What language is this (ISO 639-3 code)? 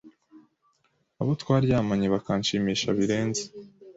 kin